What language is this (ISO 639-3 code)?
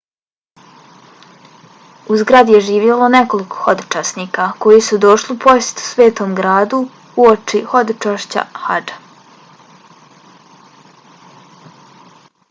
bos